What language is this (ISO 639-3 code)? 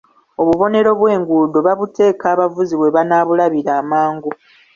lug